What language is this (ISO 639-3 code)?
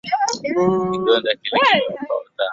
swa